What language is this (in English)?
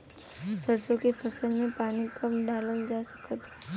Bhojpuri